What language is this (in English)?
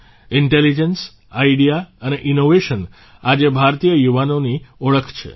Gujarati